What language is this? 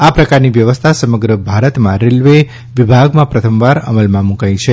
Gujarati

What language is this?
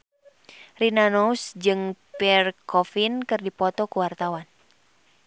Sundanese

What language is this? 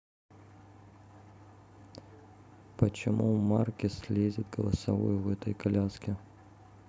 Russian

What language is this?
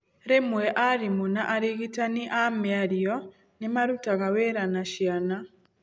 Kikuyu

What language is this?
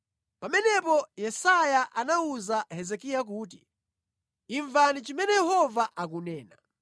Nyanja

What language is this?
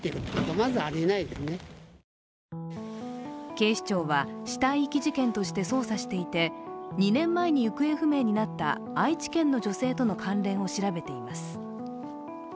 Japanese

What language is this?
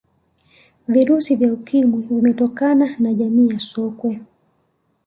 Swahili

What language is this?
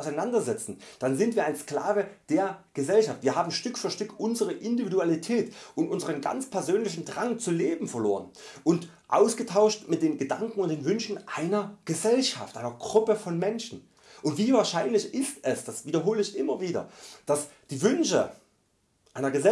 German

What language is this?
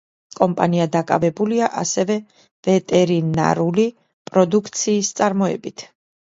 Georgian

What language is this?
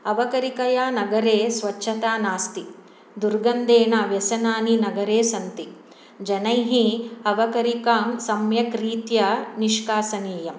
Sanskrit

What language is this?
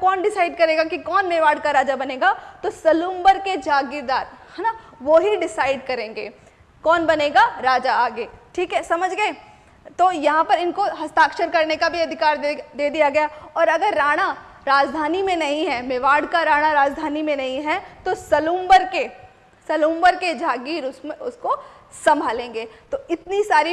Hindi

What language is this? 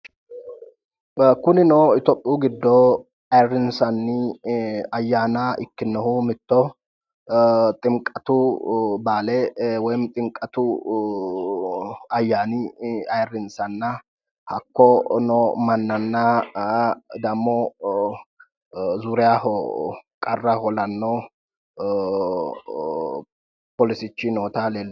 Sidamo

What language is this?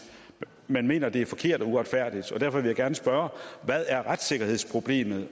Danish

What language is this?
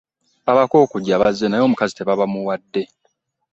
Ganda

